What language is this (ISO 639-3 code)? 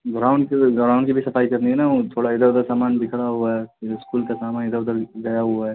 urd